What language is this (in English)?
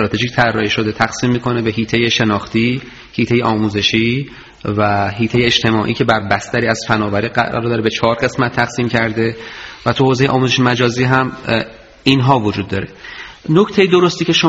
Persian